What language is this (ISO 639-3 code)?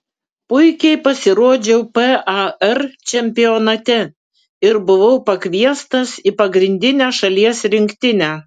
lit